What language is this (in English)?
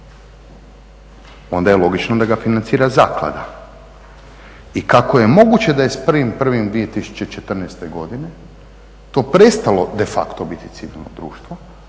Croatian